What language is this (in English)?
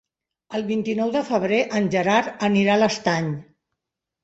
Catalan